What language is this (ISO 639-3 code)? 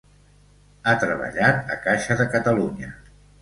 cat